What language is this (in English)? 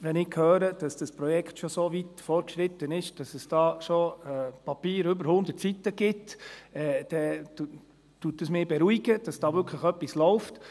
Swiss German